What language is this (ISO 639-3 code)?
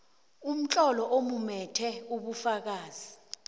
nbl